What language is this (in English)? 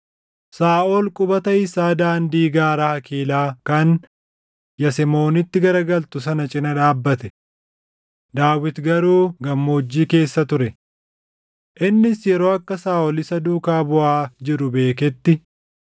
Oromo